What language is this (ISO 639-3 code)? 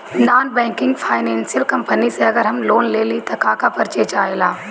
bho